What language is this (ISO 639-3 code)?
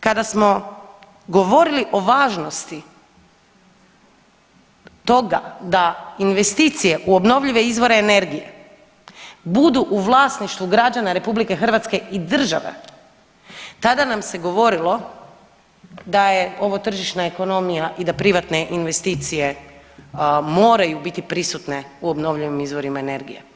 hrv